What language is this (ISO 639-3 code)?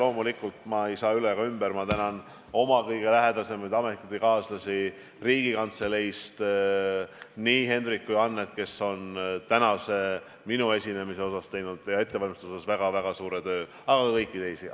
est